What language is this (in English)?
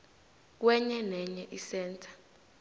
South Ndebele